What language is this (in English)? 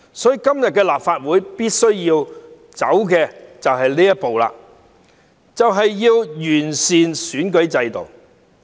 Cantonese